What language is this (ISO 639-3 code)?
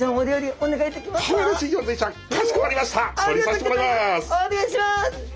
jpn